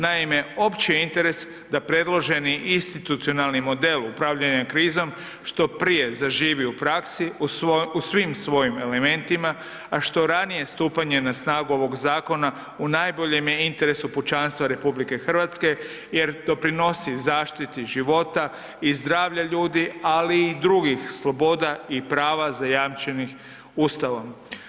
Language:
Croatian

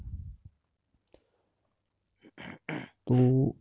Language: Punjabi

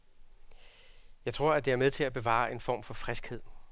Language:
Danish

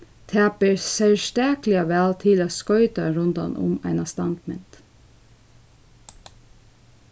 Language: Faroese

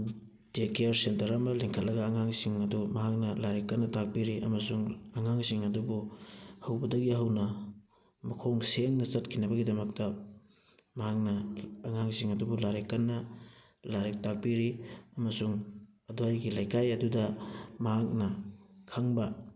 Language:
Manipuri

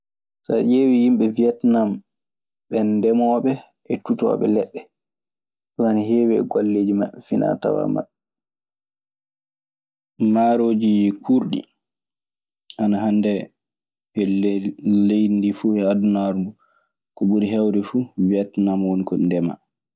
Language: Maasina Fulfulde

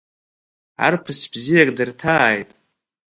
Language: Abkhazian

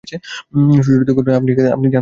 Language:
Bangla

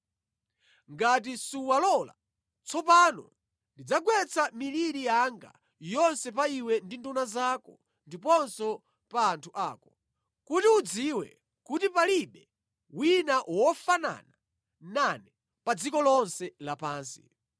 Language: Nyanja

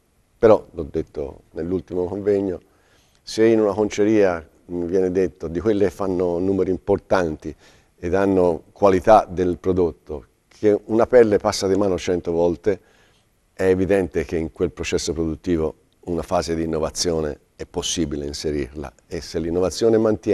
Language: Italian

